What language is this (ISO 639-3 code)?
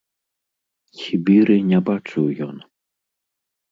bel